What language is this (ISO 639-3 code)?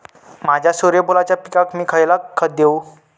mar